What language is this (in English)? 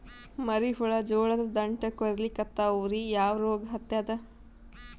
Kannada